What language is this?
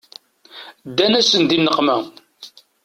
Kabyle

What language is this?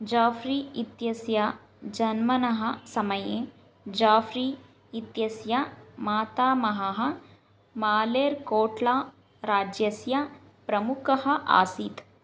Sanskrit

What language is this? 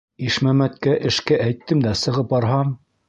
Bashkir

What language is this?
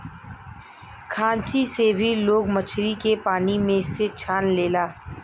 Bhojpuri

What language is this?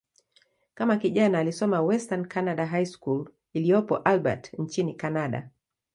Swahili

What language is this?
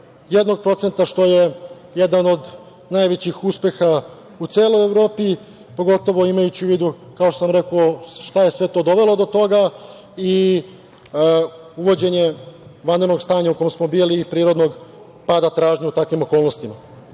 Serbian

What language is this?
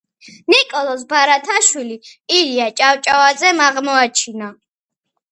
Georgian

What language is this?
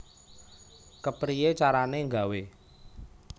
Javanese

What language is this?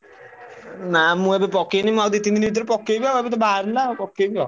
Odia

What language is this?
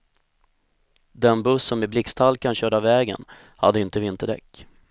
Swedish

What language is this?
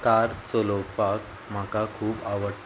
Konkani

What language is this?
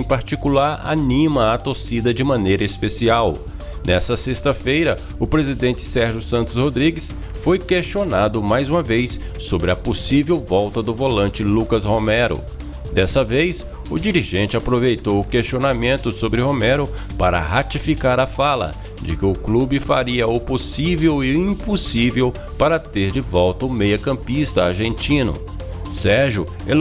Portuguese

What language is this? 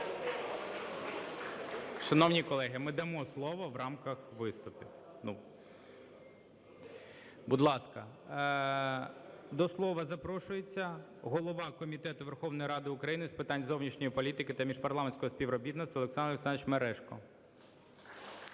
Ukrainian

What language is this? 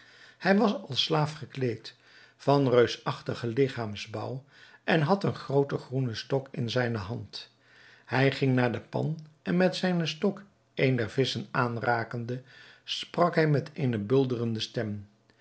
Dutch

